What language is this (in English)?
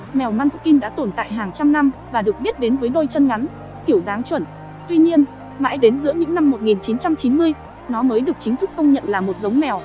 Vietnamese